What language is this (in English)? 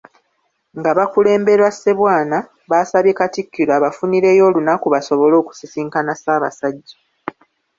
Ganda